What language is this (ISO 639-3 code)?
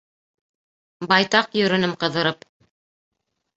bak